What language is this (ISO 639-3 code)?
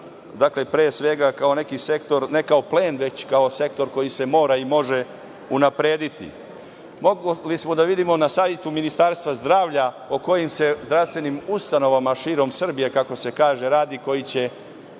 srp